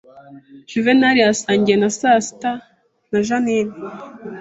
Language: Kinyarwanda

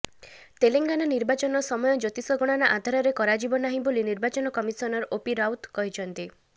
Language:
Odia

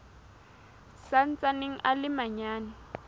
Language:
Southern Sotho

